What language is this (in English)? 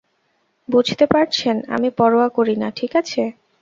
Bangla